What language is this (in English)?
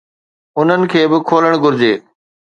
Sindhi